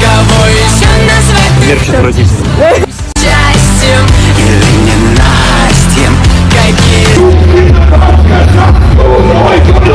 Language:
Russian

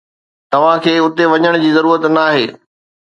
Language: Sindhi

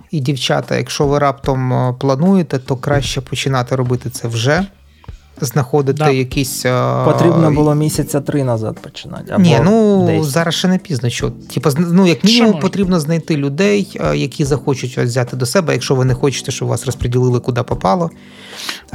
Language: Ukrainian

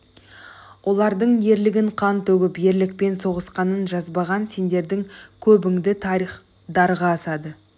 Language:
Kazakh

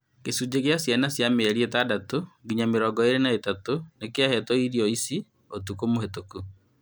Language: Kikuyu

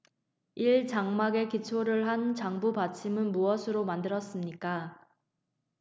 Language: Korean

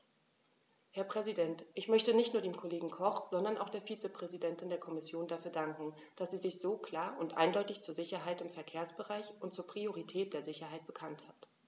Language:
German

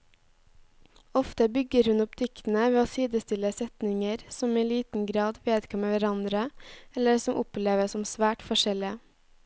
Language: Norwegian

